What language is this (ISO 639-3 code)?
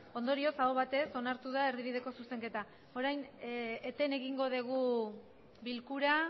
eus